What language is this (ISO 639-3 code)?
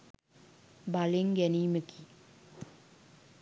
sin